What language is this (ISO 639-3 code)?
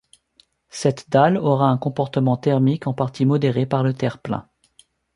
fra